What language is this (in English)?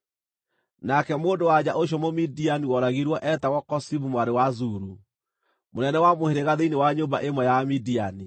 Kikuyu